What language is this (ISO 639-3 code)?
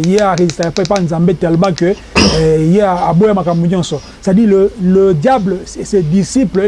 fra